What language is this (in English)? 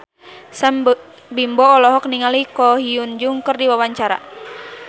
Sundanese